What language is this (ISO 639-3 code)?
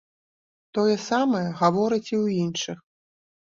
bel